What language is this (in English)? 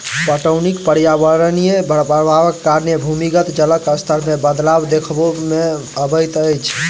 Maithili